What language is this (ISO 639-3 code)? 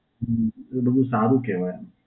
guj